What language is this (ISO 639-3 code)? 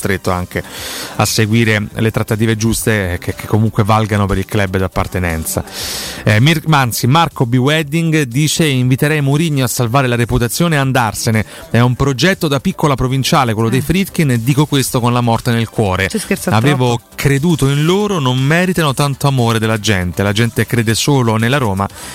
ita